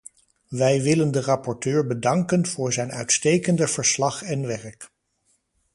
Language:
Dutch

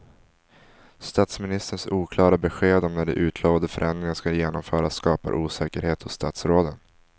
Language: Swedish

